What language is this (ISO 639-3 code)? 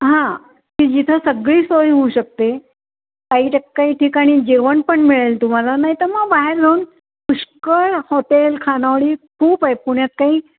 mar